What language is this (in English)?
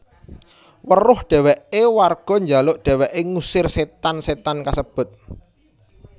Javanese